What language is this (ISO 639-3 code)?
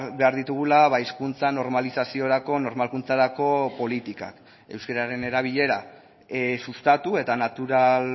eus